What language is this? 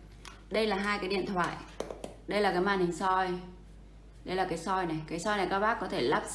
Vietnamese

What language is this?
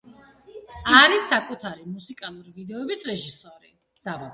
Georgian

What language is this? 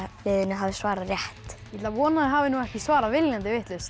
Icelandic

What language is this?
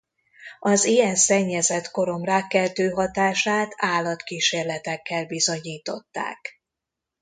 Hungarian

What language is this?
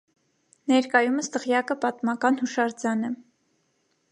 Armenian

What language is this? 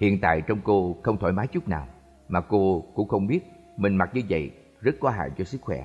Vietnamese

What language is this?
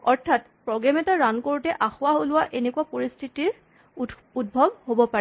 Assamese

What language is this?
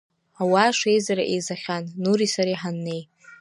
Abkhazian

